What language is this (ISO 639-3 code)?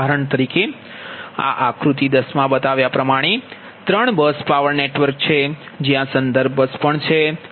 guj